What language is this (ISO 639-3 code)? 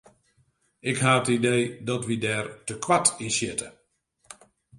fry